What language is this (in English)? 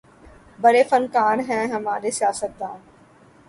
Urdu